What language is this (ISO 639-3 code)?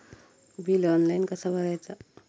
mar